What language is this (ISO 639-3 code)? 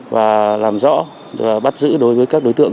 vie